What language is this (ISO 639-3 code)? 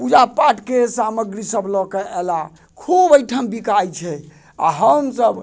mai